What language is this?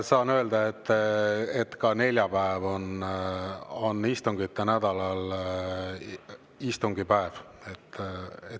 Estonian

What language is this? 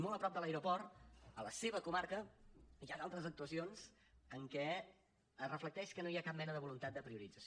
Catalan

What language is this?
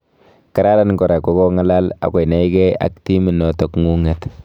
Kalenjin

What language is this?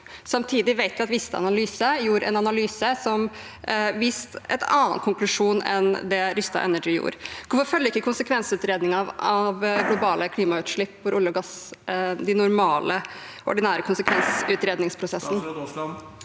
Norwegian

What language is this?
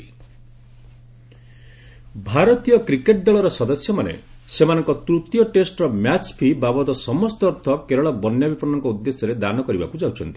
Odia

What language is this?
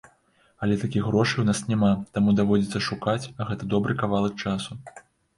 Belarusian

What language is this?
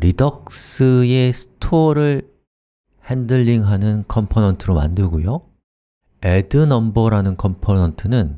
Korean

